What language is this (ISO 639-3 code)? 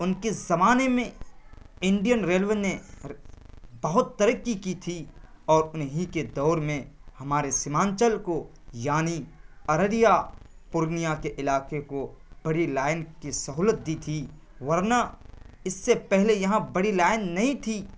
urd